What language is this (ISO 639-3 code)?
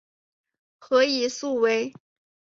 zho